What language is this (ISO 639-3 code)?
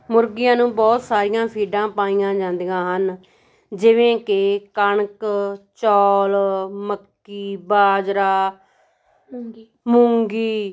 pan